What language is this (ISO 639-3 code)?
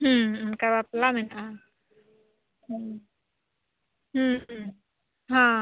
sat